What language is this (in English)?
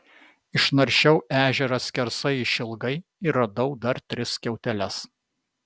Lithuanian